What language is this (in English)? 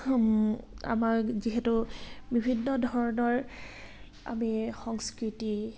Assamese